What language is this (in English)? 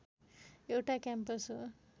Nepali